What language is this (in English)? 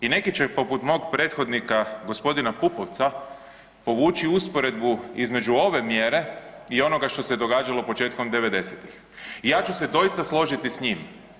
Croatian